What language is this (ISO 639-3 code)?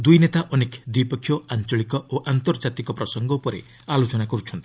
ori